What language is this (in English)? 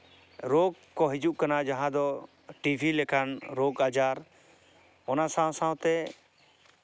Santali